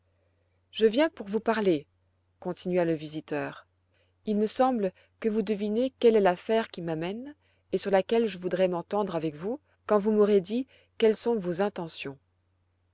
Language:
French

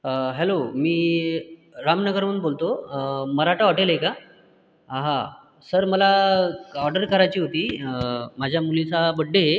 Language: Marathi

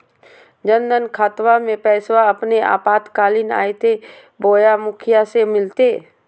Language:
Magahi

